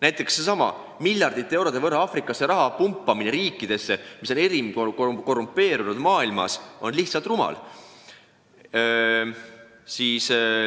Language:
Estonian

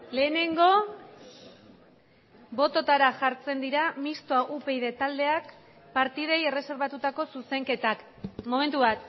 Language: Basque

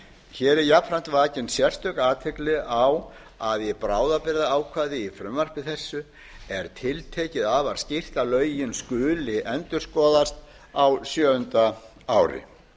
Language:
Icelandic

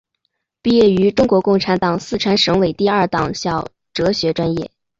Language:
Chinese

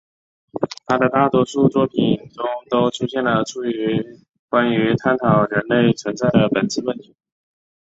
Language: Chinese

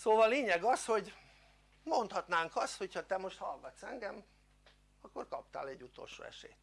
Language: Hungarian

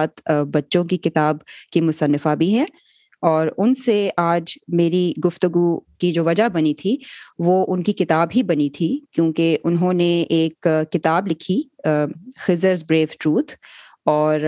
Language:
Urdu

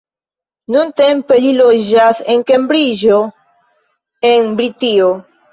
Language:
Esperanto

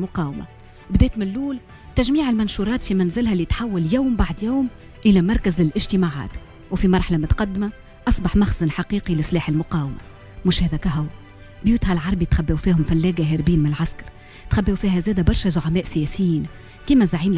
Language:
Arabic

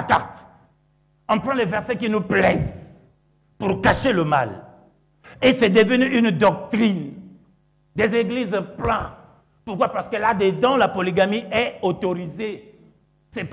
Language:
French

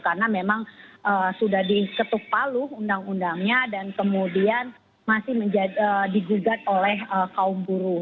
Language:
Indonesian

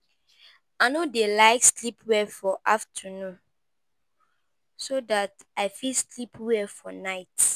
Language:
Nigerian Pidgin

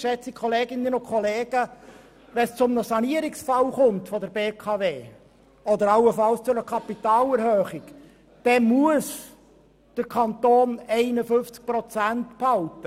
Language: Swiss German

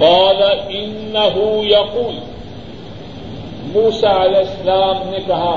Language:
Urdu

